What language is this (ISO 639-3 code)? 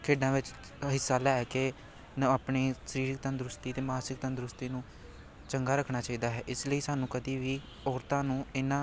pan